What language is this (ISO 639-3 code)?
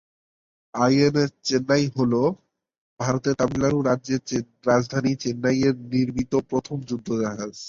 ben